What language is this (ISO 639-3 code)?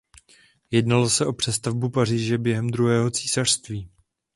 ces